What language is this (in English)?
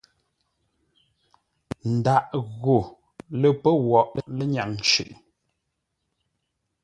Ngombale